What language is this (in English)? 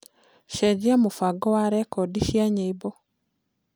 Kikuyu